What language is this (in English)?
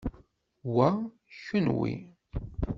Kabyle